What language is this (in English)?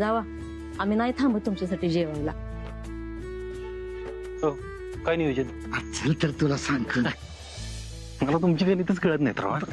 Marathi